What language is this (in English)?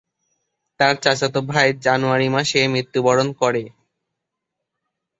Bangla